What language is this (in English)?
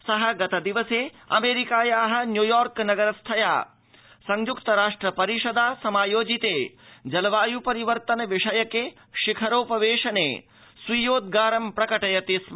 Sanskrit